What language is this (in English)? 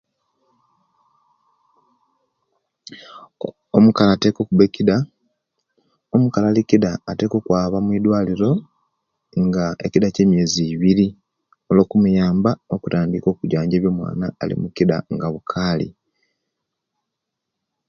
Kenyi